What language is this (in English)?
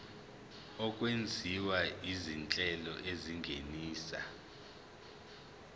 Zulu